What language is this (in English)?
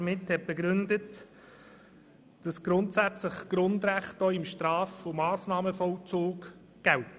Swiss German